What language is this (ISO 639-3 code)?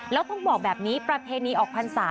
tha